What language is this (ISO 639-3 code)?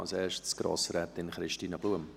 gsw